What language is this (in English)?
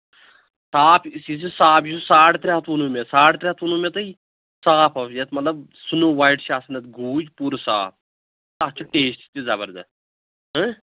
Kashmiri